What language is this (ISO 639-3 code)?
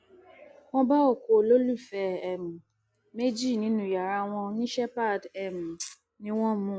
yor